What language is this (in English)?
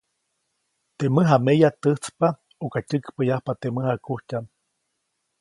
Copainalá Zoque